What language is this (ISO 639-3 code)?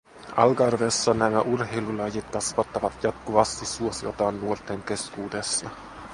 fin